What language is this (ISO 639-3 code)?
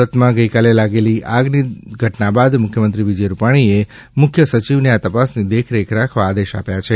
guj